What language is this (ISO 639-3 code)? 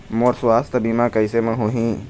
hne